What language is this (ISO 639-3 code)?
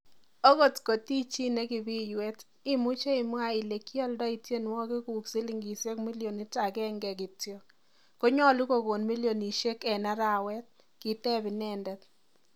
kln